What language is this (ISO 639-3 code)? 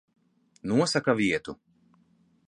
lav